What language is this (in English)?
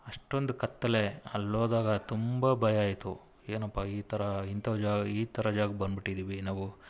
Kannada